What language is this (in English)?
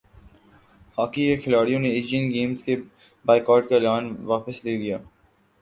Urdu